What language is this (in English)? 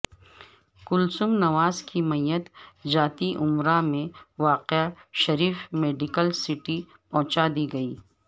Urdu